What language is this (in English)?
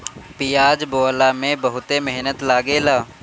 Bhojpuri